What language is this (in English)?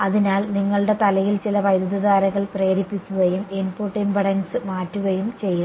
Malayalam